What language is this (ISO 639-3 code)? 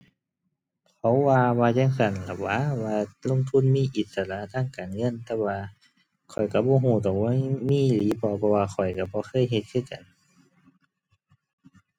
tha